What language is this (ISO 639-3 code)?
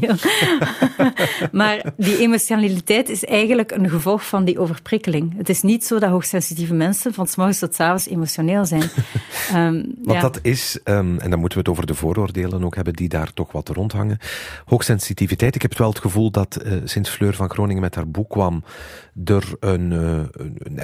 nld